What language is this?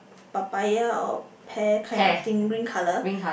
English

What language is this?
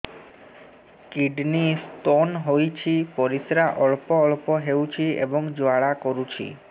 Odia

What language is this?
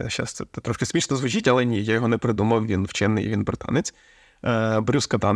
Ukrainian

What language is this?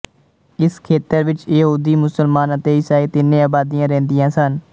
Punjabi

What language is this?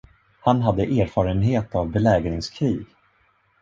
Swedish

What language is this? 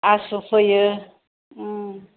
Bodo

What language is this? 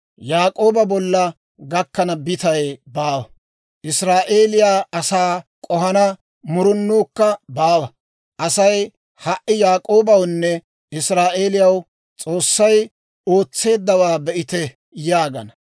Dawro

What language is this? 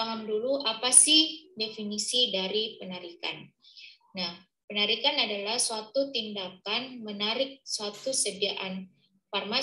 Indonesian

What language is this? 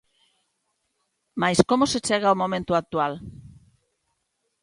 Galician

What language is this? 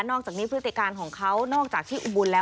Thai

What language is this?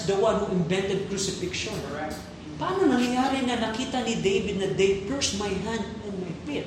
Filipino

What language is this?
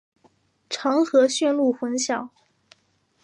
Chinese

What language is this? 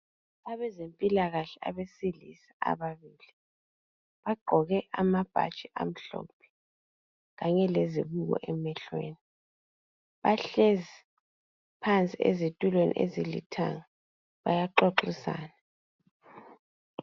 North Ndebele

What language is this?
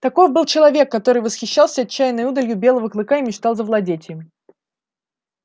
Russian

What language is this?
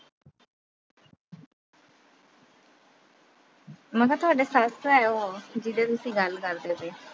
Punjabi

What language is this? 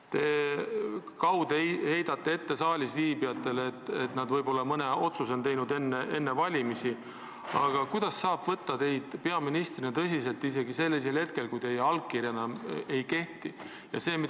Estonian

